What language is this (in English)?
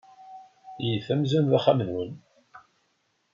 Kabyle